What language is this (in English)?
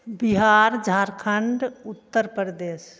Maithili